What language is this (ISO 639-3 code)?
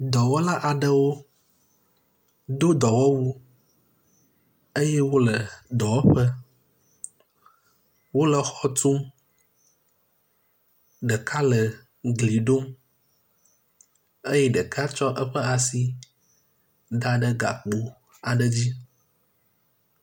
ewe